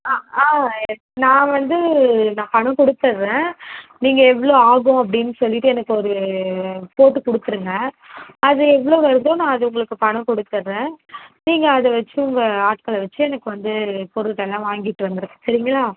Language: Tamil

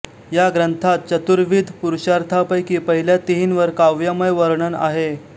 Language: Marathi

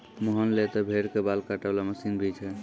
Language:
Maithili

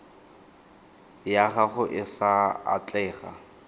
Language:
Tswana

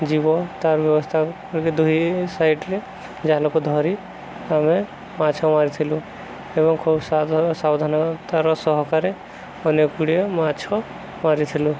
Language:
Odia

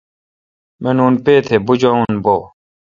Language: Kalkoti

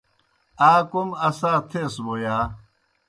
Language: Kohistani Shina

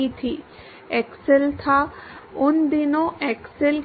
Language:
Hindi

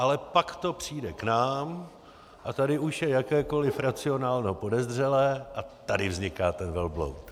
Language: Czech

